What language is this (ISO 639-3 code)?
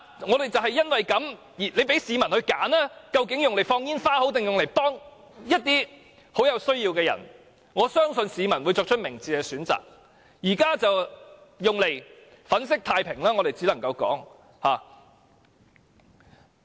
yue